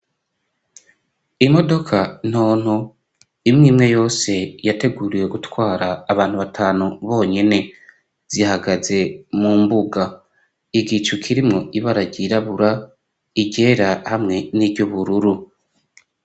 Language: Rundi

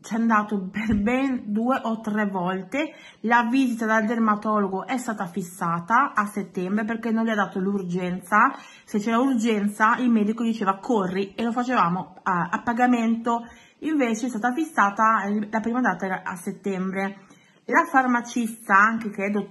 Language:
Italian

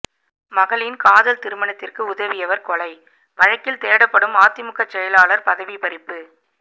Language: Tamil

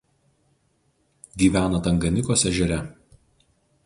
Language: Lithuanian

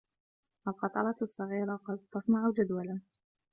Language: Arabic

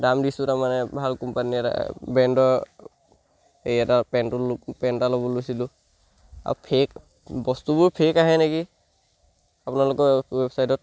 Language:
Assamese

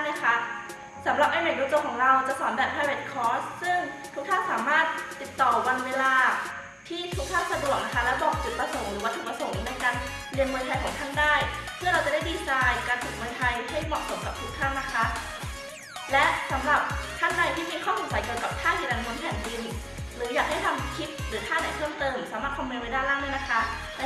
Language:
Thai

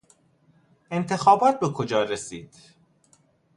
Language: Persian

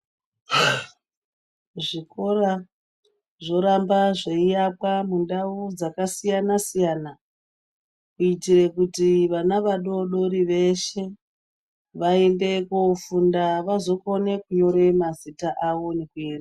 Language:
Ndau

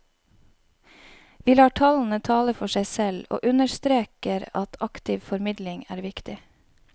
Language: Norwegian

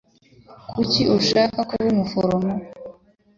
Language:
Kinyarwanda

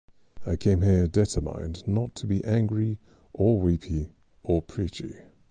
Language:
English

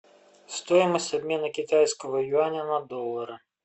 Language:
Russian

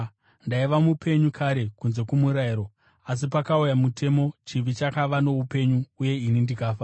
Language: Shona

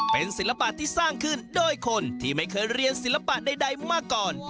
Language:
Thai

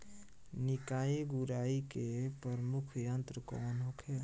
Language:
Bhojpuri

